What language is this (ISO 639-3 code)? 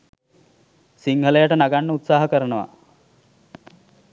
sin